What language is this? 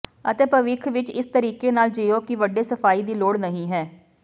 Punjabi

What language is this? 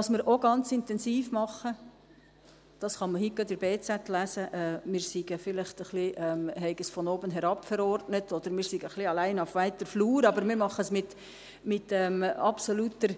Swiss German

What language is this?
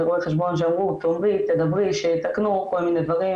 Hebrew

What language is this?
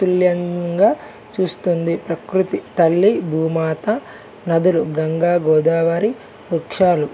Telugu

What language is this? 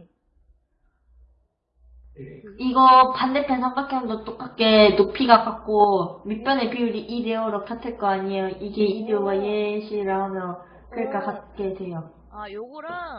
Korean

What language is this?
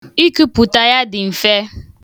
Igbo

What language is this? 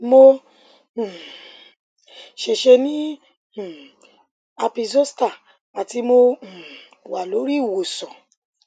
Yoruba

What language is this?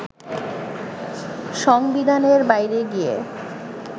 Bangla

